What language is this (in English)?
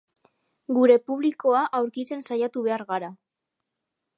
Basque